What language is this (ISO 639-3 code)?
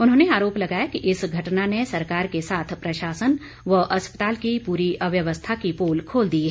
hin